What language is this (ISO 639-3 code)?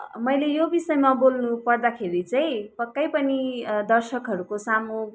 nep